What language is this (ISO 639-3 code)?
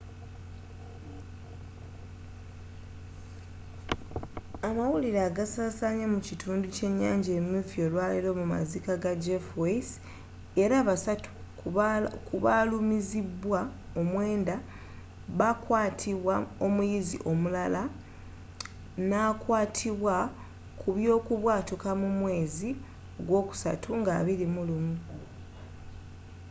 lug